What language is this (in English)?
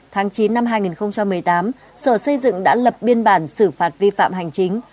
Vietnamese